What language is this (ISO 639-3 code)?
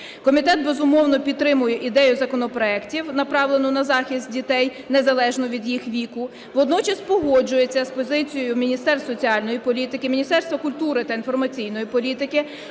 ukr